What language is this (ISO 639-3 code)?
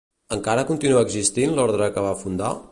cat